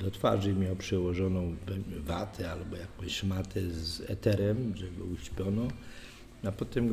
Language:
Polish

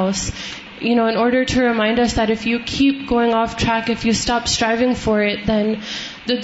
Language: Urdu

